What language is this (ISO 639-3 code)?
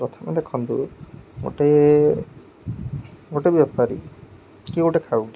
ori